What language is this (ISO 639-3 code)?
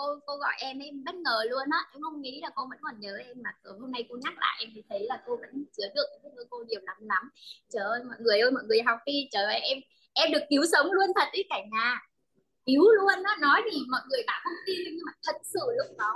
vie